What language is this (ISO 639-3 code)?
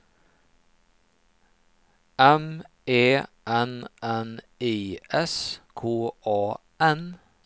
swe